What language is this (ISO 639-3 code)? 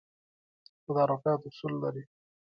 pus